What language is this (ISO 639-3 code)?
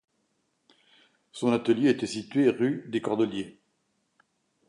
fra